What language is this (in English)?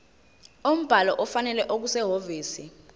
Zulu